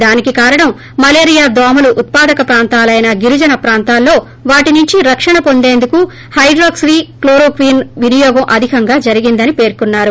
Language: Telugu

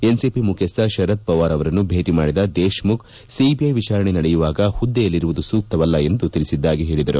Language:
Kannada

